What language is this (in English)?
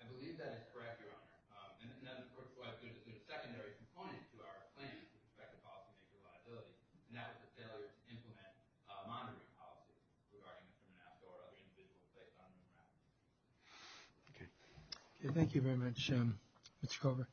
English